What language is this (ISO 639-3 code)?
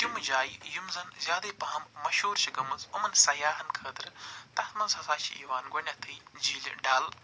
kas